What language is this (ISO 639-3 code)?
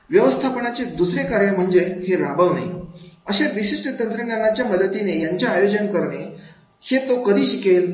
mar